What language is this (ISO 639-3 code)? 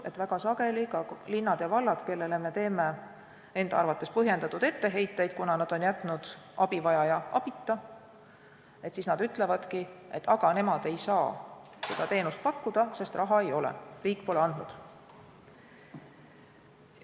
est